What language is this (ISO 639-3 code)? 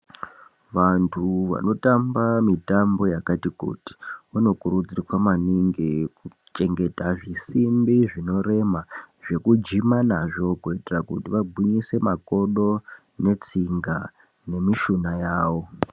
ndc